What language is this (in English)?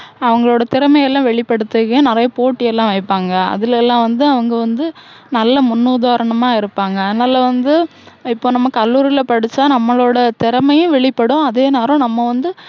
Tamil